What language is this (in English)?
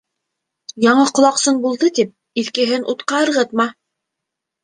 Bashkir